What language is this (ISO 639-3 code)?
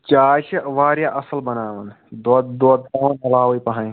kas